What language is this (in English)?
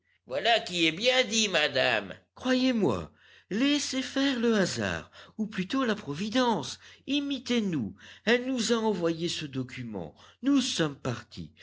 French